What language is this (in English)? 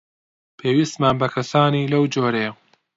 Central Kurdish